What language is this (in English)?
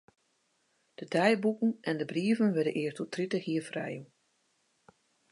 Western Frisian